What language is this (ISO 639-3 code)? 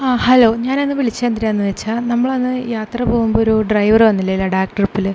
mal